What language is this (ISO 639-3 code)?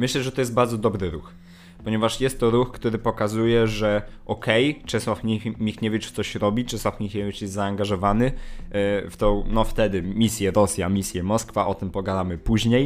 pol